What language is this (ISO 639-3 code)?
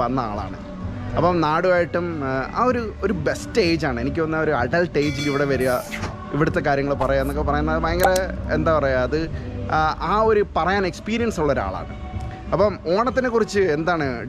nld